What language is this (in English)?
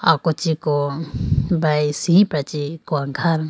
Idu-Mishmi